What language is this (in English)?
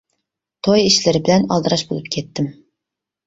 Uyghur